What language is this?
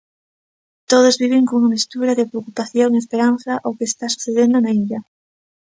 Galician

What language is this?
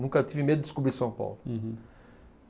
Portuguese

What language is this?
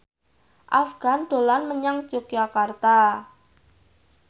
Javanese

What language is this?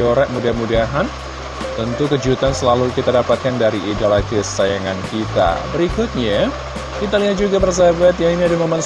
Indonesian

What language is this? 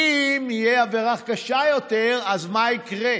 Hebrew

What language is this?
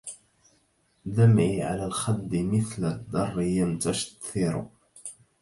Arabic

